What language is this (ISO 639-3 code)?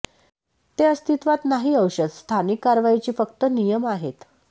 mar